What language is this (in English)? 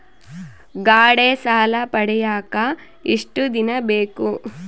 Kannada